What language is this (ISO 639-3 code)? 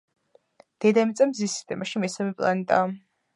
kat